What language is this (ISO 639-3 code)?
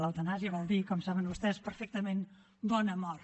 cat